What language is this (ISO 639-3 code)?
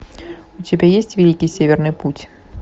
rus